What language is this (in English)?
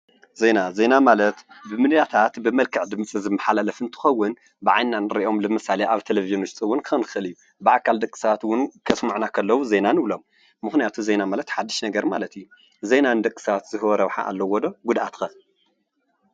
Tigrinya